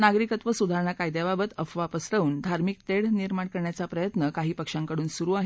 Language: Marathi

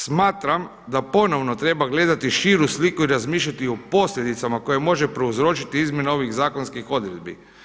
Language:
Croatian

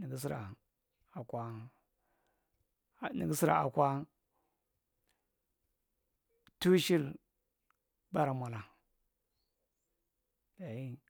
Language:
Marghi Central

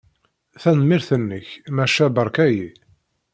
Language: Kabyle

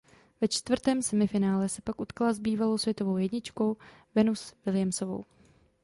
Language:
Czech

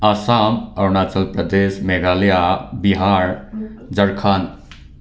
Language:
Manipuri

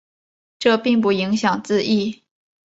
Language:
Chinese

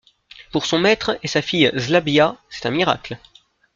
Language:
French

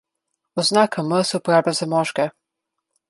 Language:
Slovenian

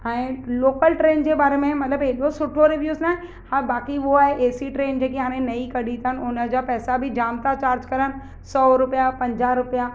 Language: Sindhi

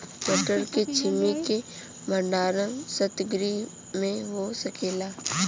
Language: Bhojpuri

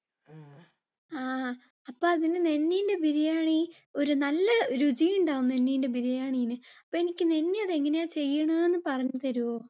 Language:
Malayalam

